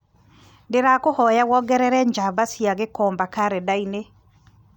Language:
Kikuyu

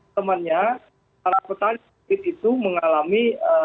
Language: Indonesian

